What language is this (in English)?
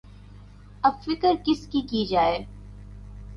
Urdu